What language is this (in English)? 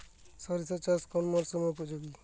Bangla